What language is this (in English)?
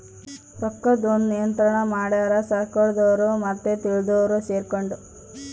Kannada